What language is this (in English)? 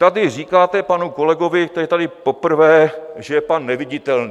Czech